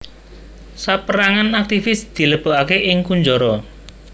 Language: Javanese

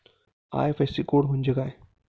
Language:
Marathi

